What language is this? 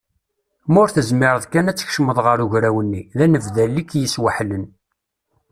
Kabyle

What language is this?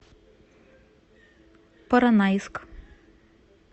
Russian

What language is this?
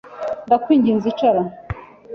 Kinyarwanda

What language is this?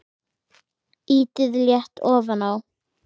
Icelandic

